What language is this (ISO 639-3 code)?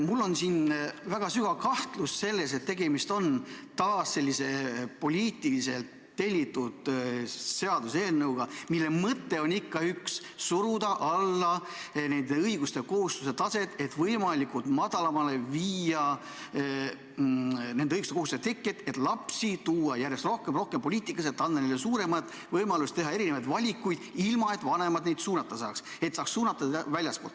est